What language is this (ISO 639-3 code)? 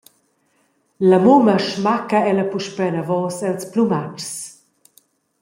roh